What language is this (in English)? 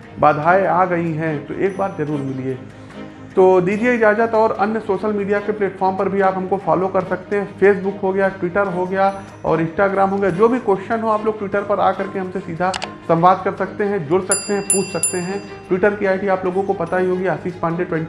Hindi